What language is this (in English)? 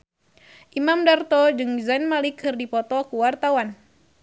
Sundanese